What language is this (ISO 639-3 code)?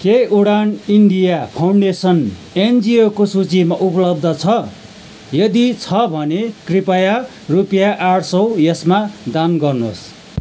nep